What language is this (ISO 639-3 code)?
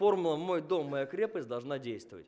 rus